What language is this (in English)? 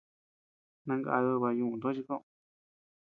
Tepeuxila Cuicatec